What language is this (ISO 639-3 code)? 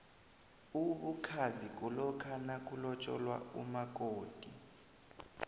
nbl